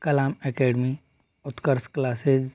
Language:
Hindi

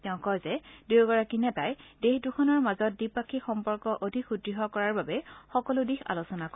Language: Assamese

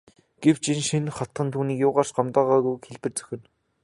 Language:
Mongolian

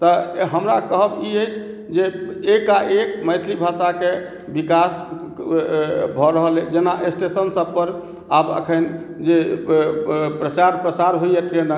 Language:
Maithili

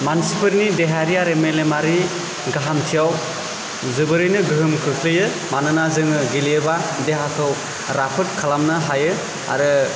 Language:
Bodo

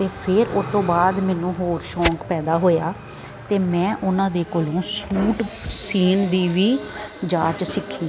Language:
Punjabi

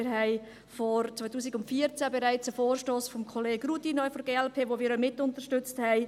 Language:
Swiss German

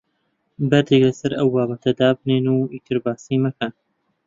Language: Central Kurdish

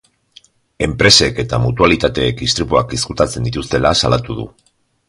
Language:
Basque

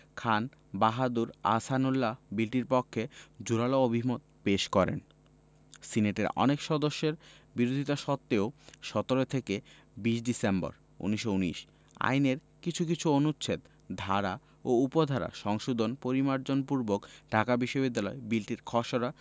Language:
Bangla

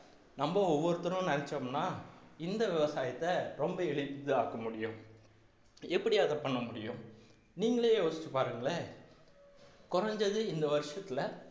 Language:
Tamil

